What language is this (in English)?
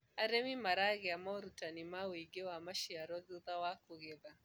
Kikuyu